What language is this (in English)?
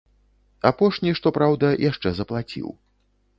Belarusian